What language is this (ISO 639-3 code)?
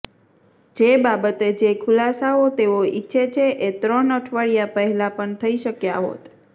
guj